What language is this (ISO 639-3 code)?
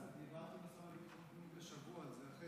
heb